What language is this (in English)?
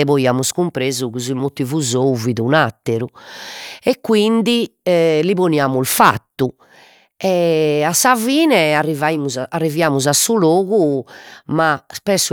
Sardinian